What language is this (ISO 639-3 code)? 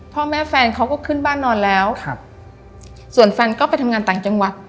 tha